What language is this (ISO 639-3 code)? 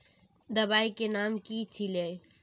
mag